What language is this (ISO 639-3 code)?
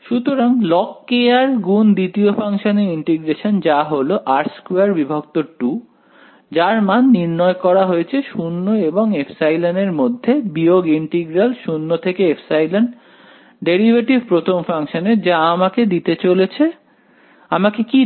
ben